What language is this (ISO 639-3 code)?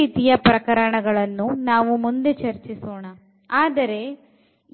kan